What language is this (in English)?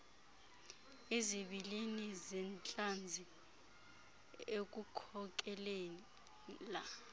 Xhosa